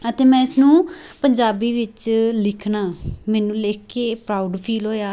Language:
Punjabi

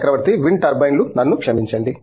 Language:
Telugu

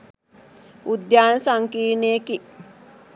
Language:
Sinhala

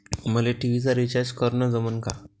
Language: Marathi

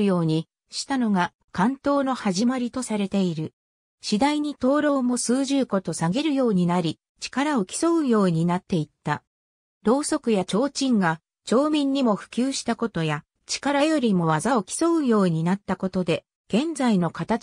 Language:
Japanese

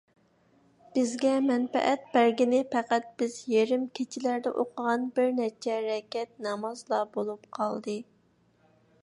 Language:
Uyghur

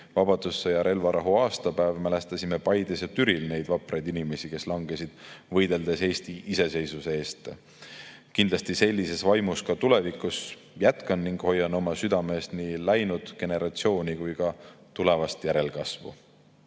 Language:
Estonian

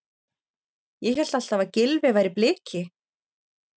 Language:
Icelandic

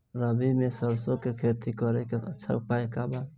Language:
Bhojpuri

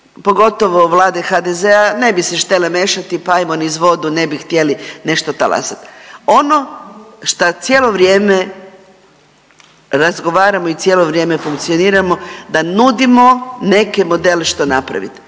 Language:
Croatian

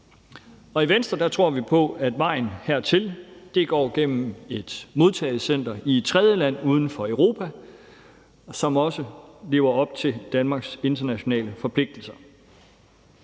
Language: Danish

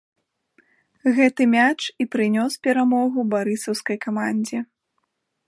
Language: Belarusian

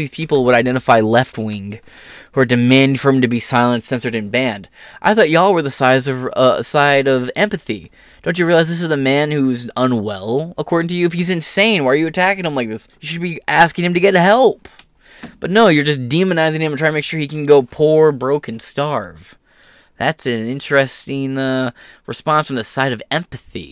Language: English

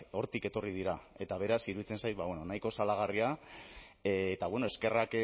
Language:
Basque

